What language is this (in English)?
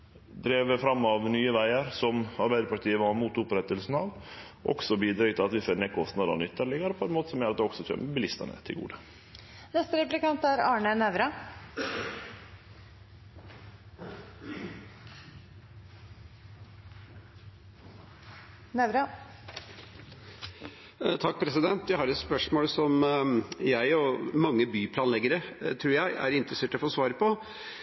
Norwegian Nynorsk